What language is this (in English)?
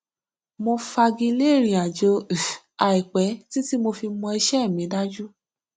Yoruba